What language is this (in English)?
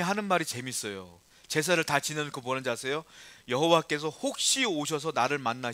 Korean